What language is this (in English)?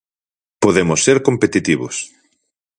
Galician